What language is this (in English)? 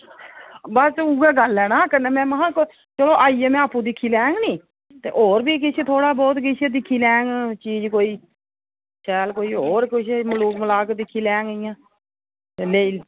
Dogri